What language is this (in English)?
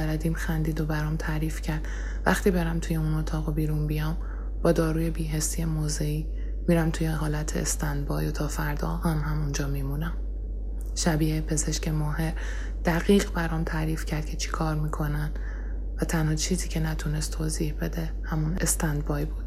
Persian